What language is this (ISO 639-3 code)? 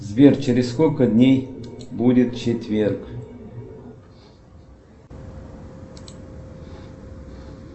rus